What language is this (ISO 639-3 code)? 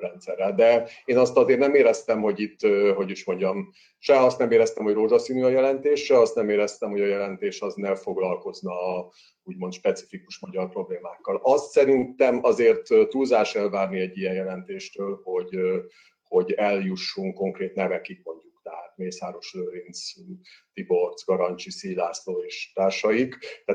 hun